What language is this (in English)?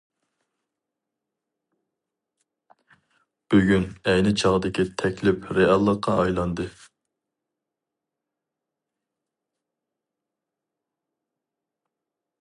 Uyghur